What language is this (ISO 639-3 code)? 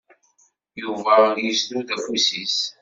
kab